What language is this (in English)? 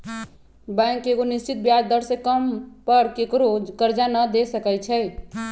Magahi